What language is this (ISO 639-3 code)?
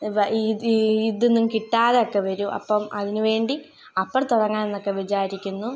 mal